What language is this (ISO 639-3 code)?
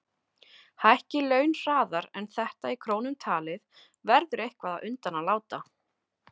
isl